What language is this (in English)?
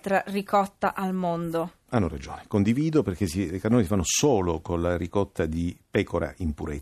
Italian